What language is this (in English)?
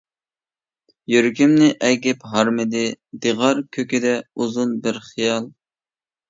Uyghur